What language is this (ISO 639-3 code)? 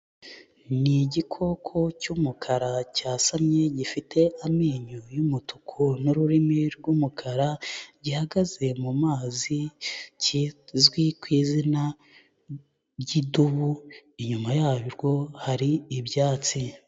kin